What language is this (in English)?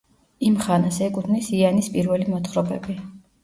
Georgian